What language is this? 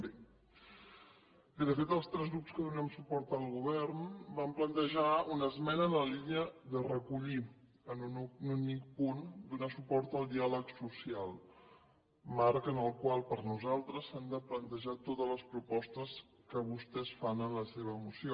Catalan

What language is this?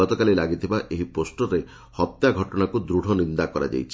Odia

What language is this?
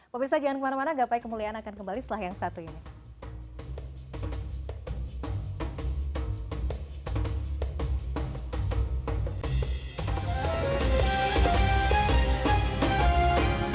Indonesian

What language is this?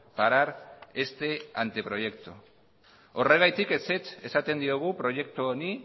Basque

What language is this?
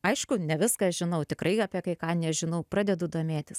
Lithuanian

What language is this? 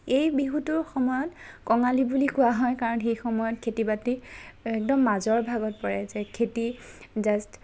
Assamese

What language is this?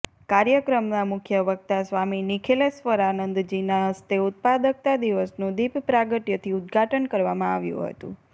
Gujarati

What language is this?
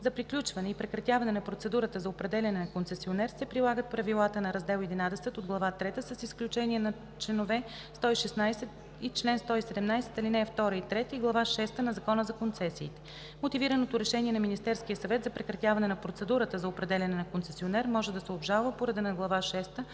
Bulgarian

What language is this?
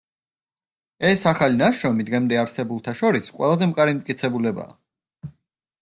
Georgian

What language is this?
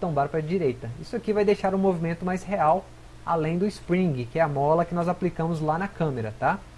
Portuguese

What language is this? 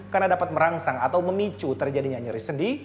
Indonesian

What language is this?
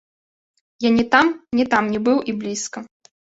Belarusian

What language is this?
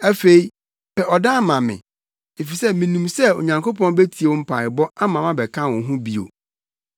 Akan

